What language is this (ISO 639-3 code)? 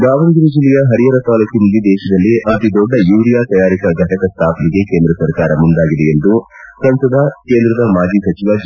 kan